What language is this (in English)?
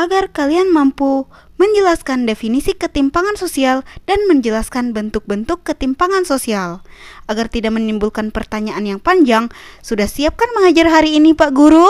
Indonesian